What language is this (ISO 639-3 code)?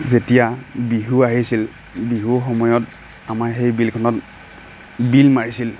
asm